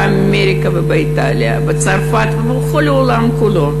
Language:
Hebrew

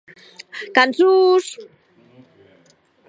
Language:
Occitan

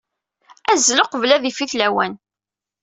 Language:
Kabyle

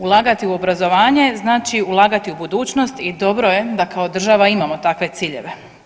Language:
Croatian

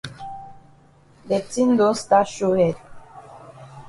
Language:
Cameroon Pidgin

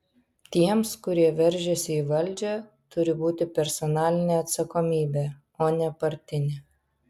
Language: Lithuanian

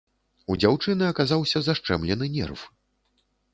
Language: Belarusian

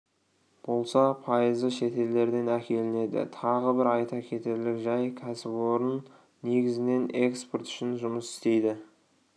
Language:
Kazakh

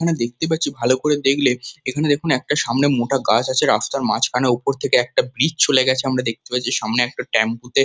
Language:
Bangla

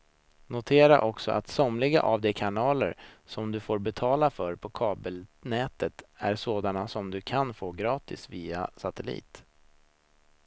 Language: Swedish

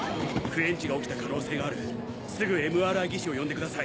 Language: Japanese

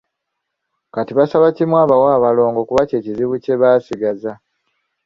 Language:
Ganda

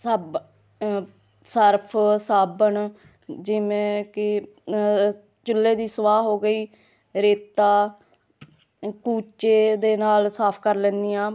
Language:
Punjabi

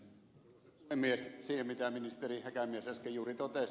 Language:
Finnish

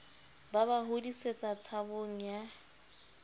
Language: Southern Sotho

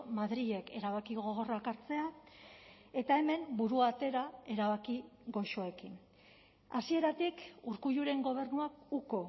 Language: Basque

